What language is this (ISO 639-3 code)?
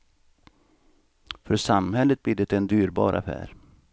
swe